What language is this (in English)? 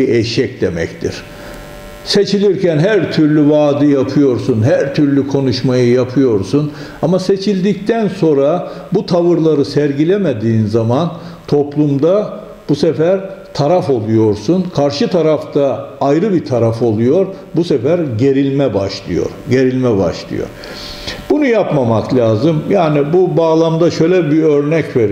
Turkish